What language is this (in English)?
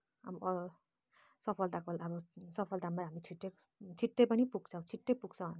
Nepali